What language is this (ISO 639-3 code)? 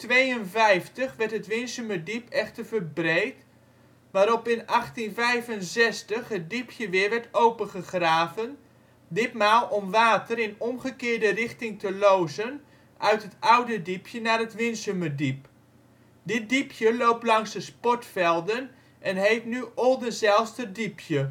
nld